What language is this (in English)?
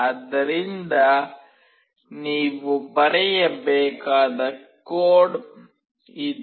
Kannada